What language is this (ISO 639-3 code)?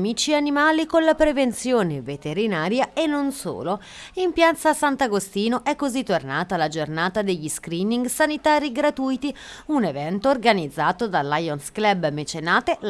ita